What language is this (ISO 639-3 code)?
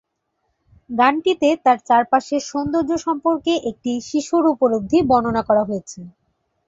ben